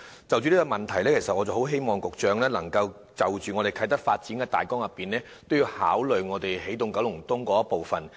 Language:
Cantonese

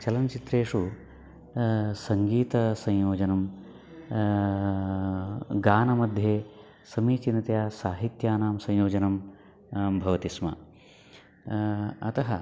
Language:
Sanskrit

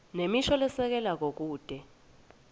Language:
Swati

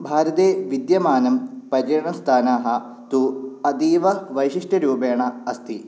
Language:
Sanskrit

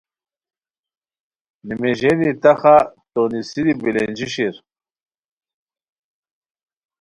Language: Khowar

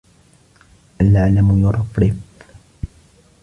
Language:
Arabic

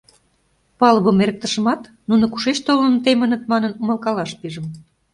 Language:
Mari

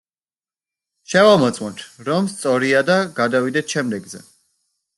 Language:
Georgian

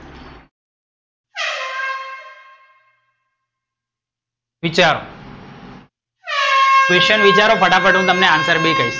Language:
Gujarati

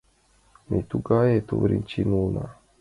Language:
Mari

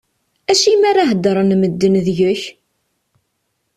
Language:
Kabyle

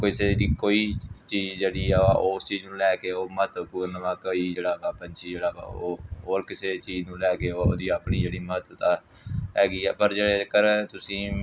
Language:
Punjabi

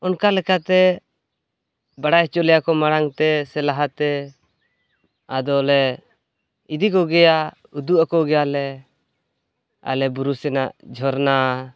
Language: Santali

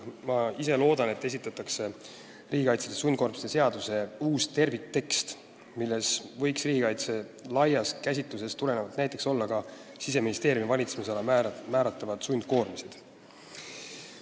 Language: Estonian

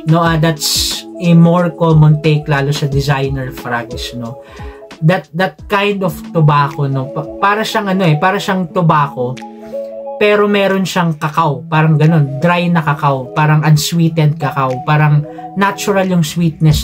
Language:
Filipino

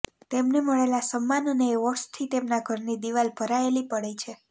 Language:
Gujarati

